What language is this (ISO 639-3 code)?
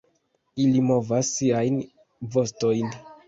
epo